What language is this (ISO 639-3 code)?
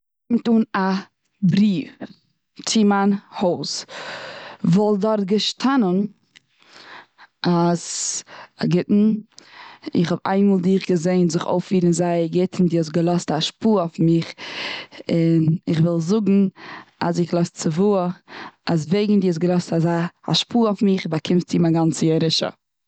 yid